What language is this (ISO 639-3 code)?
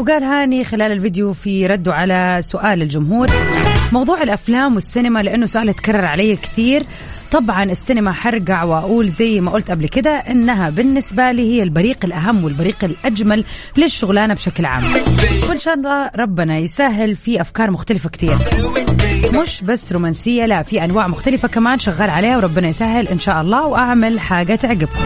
ara